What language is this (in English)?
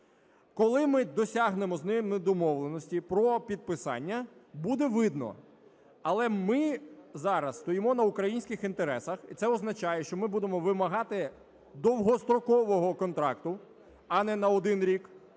Ukrainian